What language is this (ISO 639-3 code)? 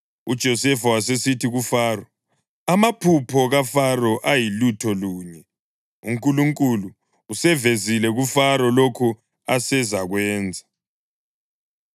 nde